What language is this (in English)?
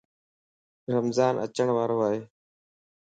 Lasi